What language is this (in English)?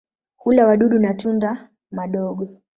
Swahili